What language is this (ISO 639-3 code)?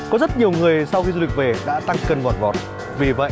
vie